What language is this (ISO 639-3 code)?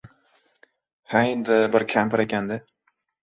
uzb